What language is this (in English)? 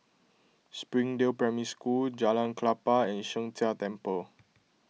English